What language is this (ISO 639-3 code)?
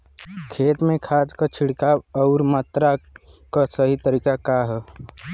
bho